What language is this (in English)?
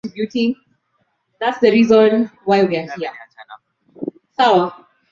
Swahili